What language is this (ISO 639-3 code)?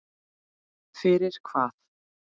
isl